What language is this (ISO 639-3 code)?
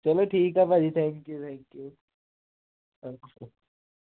pan